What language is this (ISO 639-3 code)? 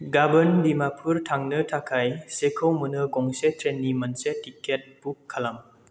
brx